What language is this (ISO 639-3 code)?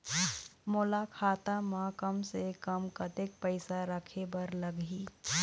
hne